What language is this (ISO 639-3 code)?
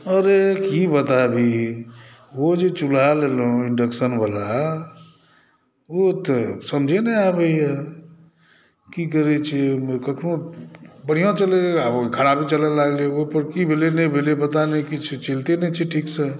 mai